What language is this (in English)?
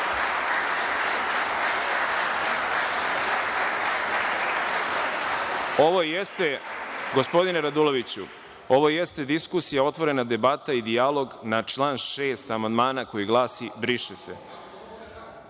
Serbian